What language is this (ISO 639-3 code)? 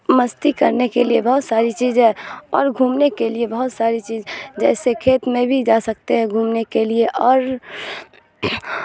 urd